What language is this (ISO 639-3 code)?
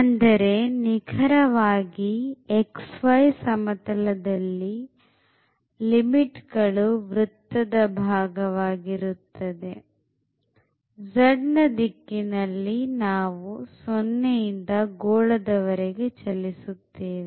kan